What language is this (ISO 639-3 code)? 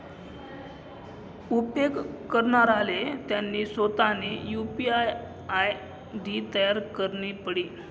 mar